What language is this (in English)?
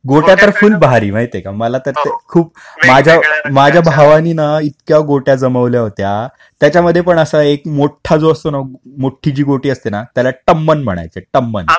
Marathi